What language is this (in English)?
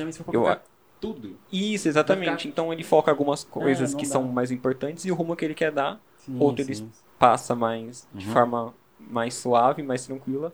Portuguese